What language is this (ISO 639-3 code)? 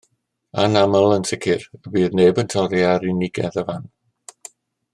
cym